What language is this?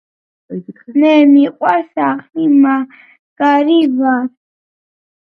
Georgian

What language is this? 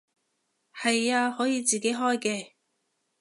Cantonese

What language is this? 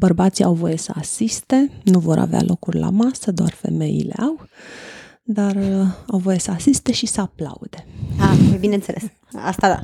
Romanian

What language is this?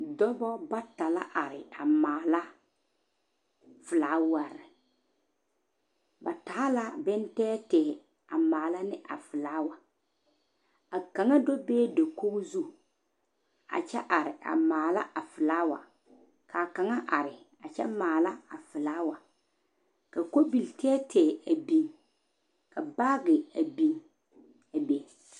Southern Dagaare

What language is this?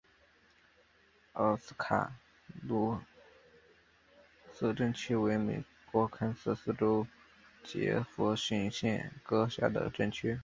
Chinese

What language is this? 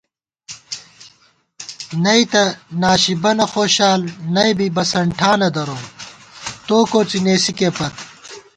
Gawar-Bati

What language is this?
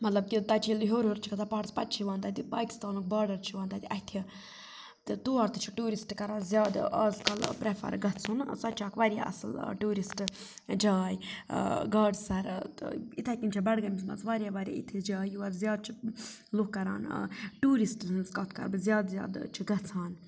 Kashmiri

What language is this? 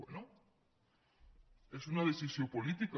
Catalan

